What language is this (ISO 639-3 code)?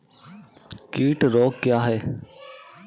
hin